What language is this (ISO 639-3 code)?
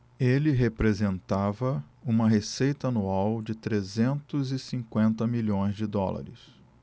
por